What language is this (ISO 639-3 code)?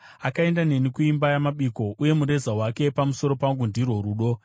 sna